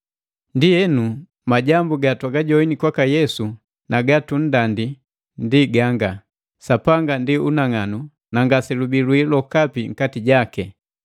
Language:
Matengo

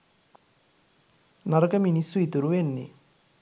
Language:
Sinhala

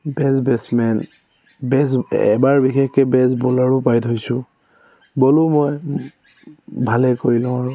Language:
Assamese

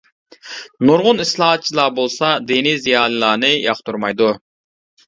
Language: Uyghur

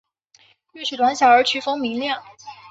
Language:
Chinese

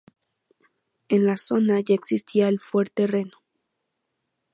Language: Spanish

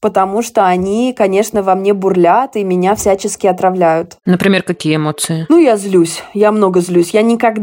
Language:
Russian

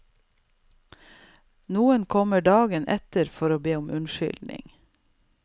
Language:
Norwegian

